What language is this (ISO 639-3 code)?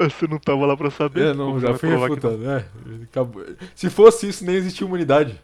por